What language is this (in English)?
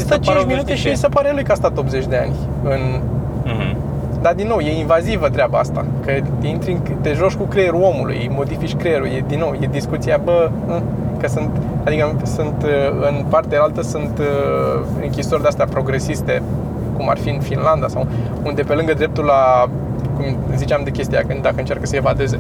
Romanian